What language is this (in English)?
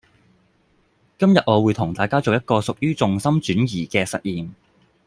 Cantonese